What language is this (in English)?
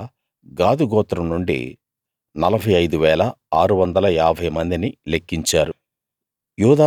Telugu